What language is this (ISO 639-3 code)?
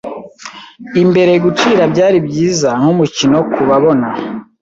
kin